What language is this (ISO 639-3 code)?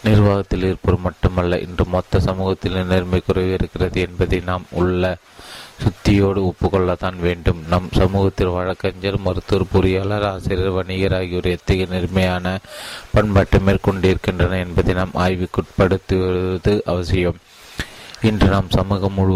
tam